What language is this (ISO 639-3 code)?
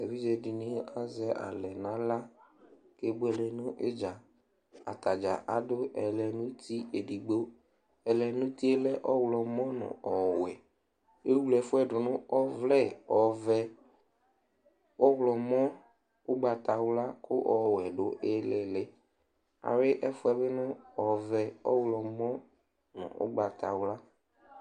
kpo